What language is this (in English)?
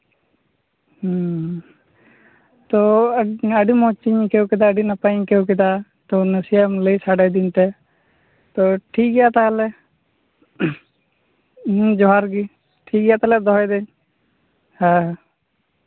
Santali